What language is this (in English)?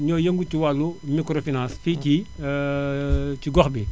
Wolof